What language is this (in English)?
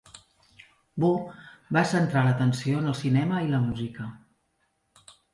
Catalan